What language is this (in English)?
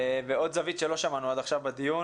Hebrew